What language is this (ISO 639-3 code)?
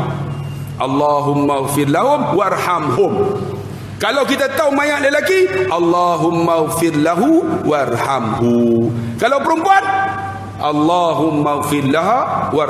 msa